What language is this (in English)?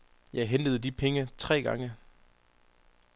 Danish